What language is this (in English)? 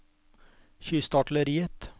Norwegian